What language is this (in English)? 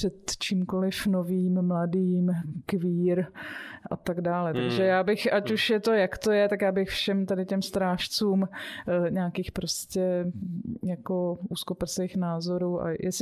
Czech